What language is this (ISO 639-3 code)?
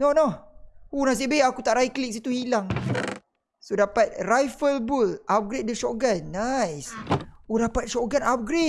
msa